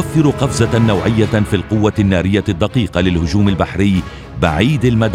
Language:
Arabic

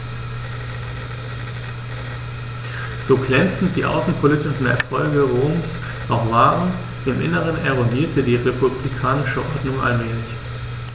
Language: German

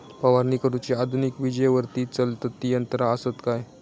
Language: Marathi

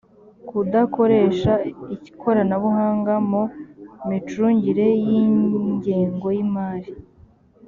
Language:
Kinyarwanda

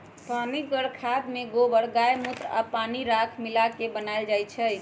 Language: Magahi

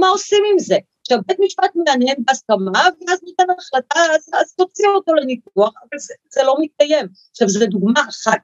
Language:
Hebrew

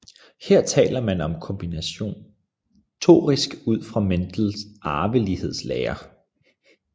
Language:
Danish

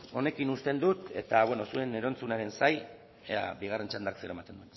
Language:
Basque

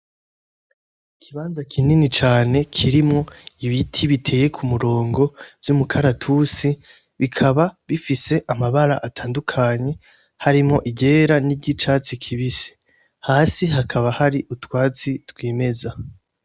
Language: Rundi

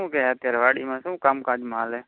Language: Gujarati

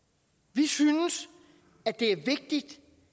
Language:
Danish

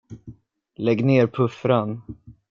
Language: Swedish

